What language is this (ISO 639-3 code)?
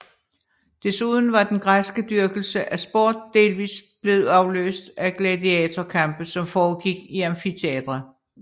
dan